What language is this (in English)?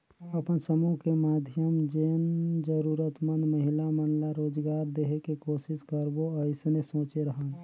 Chhattisgarhi